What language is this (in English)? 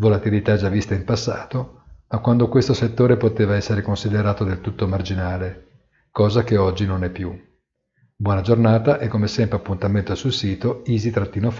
Italian